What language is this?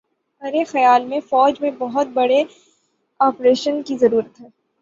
Urdu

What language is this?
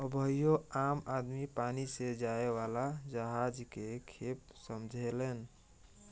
Bhojpuri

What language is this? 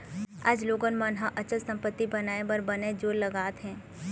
Chhattisgarhi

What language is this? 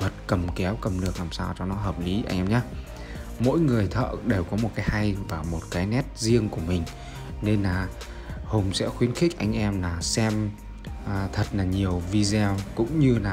Vietnamese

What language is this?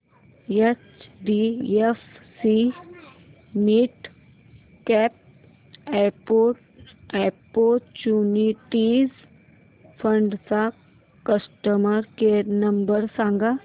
Marathi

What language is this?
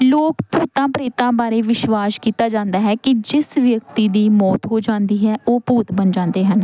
Punjabi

